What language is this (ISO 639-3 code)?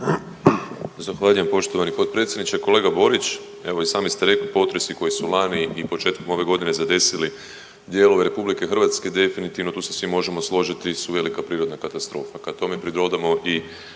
hrv